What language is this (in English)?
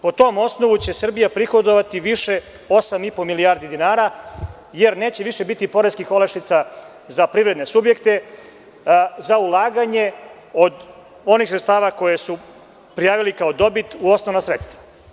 Serbian